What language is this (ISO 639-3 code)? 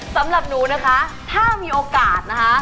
tha